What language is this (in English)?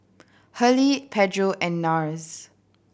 English